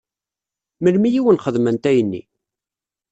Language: Kabyle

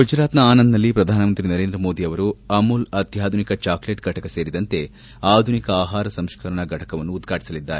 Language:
Kannada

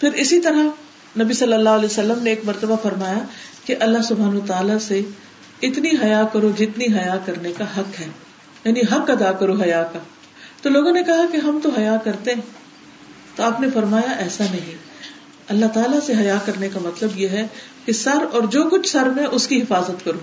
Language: Urdu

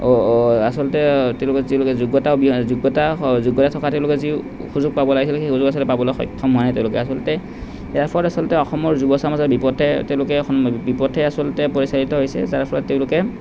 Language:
Assamese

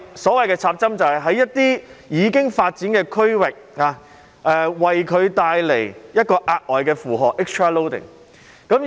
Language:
Cantonese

